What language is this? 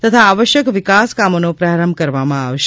Gujarati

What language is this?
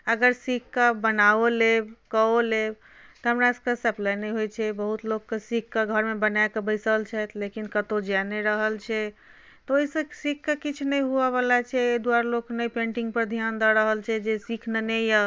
Maithili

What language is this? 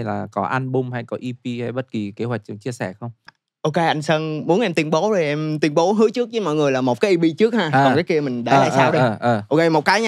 Vietnamese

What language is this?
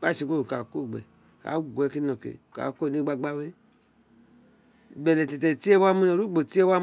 Isekiri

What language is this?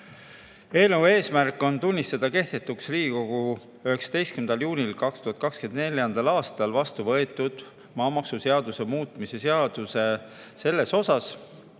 Estonian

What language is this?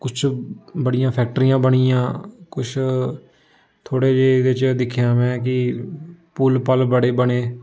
Dogri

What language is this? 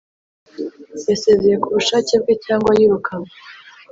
Kinyarwanda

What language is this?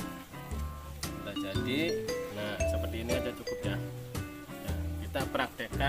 Indonesian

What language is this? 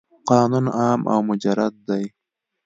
Pashto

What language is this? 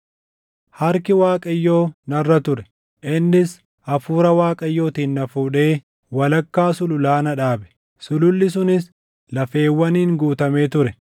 Oromo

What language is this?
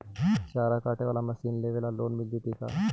Magahi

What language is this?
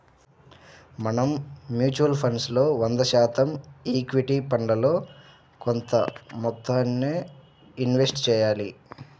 Telugu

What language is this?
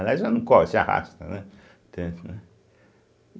Portuguese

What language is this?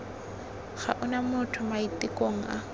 Tswana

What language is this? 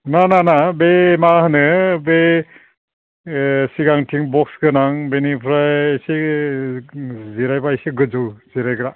Bodo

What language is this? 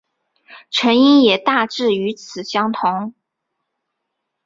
Chinese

